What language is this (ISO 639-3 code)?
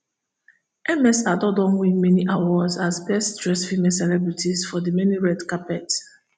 pcm